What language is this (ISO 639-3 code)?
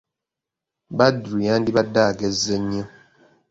lug